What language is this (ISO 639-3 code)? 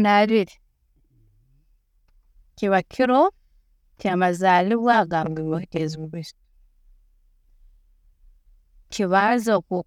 ttj